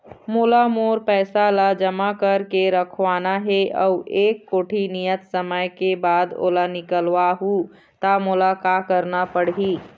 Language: Chhattisgarhi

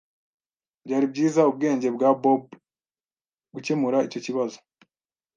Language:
Kinyarwanda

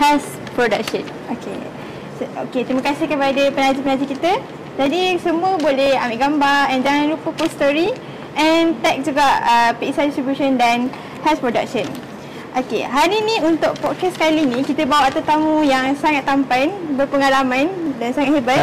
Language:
Malay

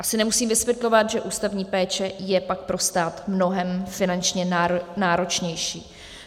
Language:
Czech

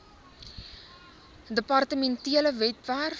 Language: Afrikaans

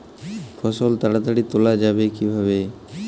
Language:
Bangla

